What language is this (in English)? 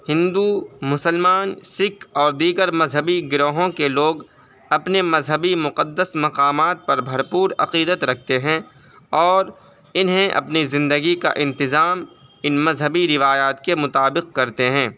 Urdu